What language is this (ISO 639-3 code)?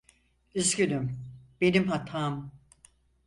tur